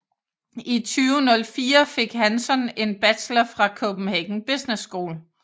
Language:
Danish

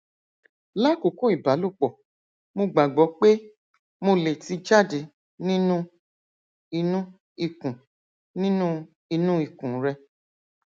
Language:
Yoruba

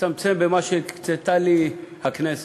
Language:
Hebrew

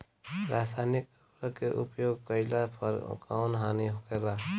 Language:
Bhojpuri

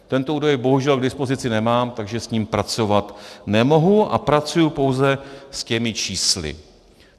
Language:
Czech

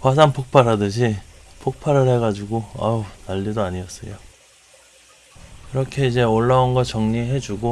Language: Korean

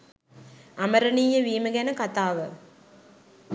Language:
Sinhala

